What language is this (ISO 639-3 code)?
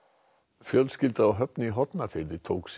isl